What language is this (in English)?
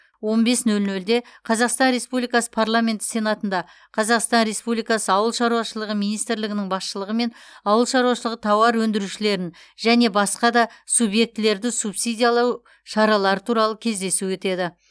Kazakh